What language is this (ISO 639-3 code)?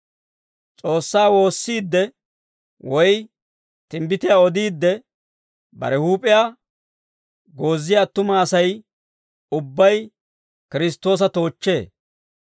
dwr